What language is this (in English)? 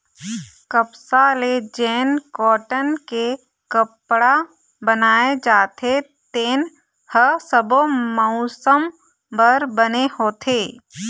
Chhattisgarhi